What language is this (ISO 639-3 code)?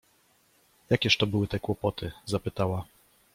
pol